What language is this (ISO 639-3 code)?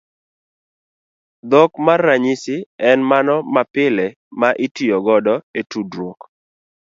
luo